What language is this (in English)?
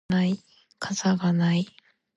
Japanese